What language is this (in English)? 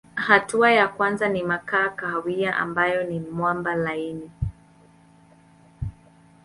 Swahili